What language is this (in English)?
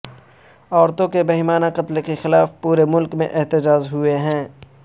Urdu